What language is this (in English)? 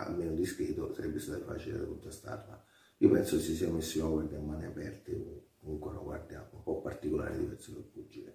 Italian